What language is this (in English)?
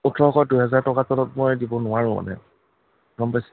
Assamese